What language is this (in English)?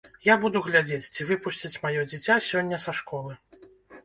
Belarusian